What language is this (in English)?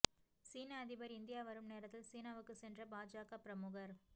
Tamil